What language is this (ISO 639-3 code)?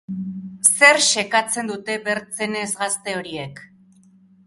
eus